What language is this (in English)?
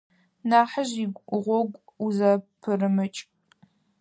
Adyghe